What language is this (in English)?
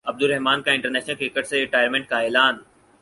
Urdu